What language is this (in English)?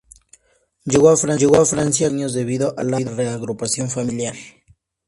Spanish